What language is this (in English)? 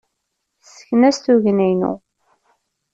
Kabyle